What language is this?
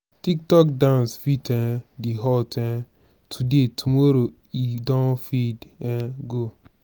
Nigerian Pidgin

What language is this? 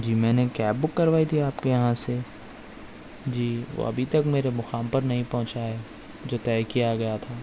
Urdu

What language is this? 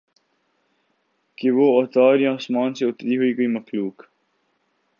Urdu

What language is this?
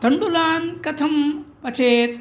Sanskrit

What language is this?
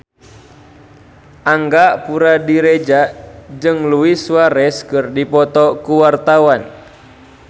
Sundanese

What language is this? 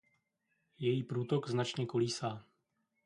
Czech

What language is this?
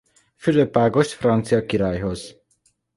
Hungarian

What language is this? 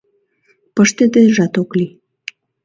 Mari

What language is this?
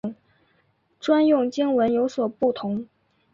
Chinese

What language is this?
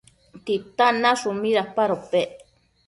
Matsés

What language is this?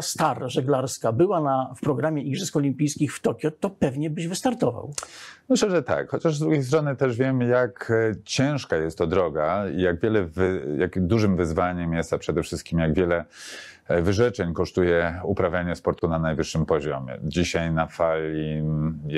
Polish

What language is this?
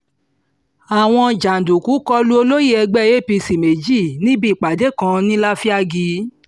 Yoruba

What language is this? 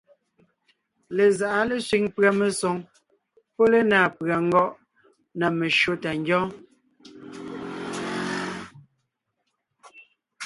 Ngiemboon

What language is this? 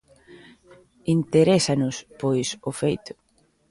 Galician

